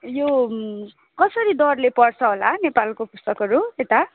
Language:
Nepali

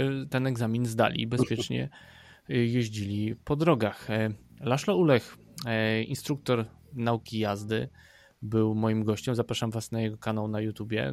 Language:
Polish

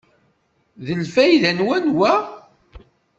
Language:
Kabyle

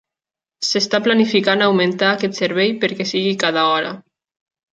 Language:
Catalan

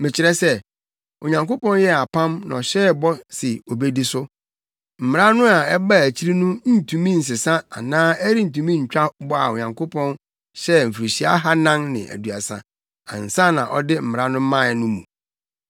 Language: Akan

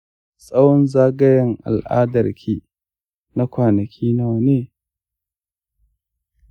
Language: Hausa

